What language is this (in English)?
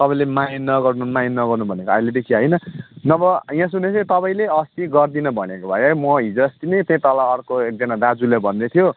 Nepali